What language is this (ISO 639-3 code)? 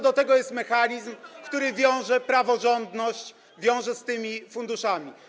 pol